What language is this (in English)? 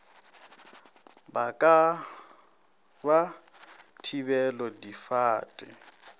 Northern Sotho